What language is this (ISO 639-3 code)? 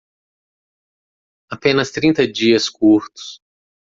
por